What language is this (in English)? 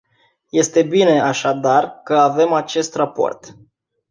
Romanian